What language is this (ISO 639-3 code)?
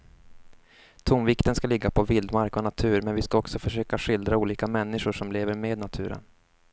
swe